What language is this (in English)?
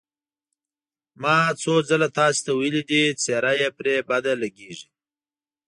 Pashto